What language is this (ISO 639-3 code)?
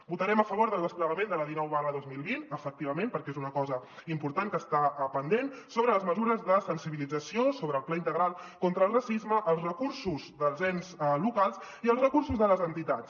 cat